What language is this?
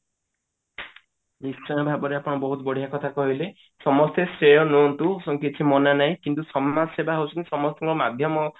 Odia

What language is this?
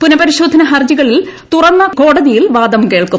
Malayalam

